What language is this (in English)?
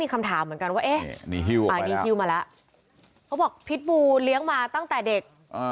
Thai